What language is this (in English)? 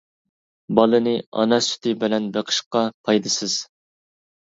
Uyghur